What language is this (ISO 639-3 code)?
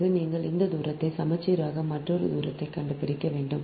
tam